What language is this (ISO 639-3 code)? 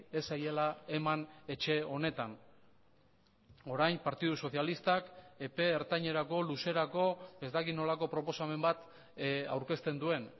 eus